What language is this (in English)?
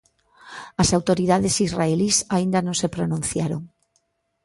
Galician